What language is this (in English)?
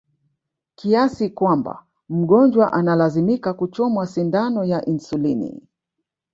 Swahili